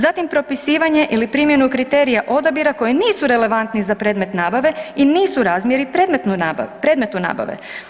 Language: Croatian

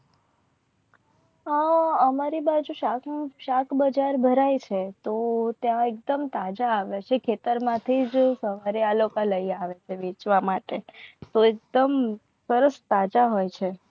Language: Gujarati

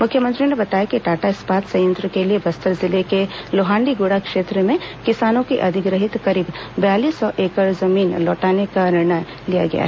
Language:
Hindi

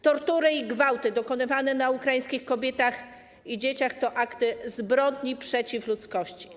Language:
Polish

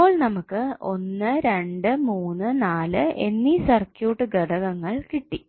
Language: Malayalam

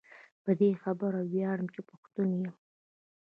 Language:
Pashto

